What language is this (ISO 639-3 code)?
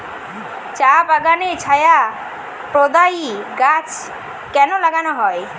ben